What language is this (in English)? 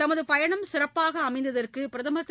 Tamil